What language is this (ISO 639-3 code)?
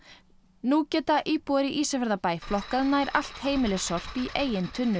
isl